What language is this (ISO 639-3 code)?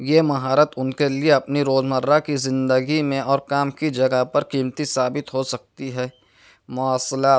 urd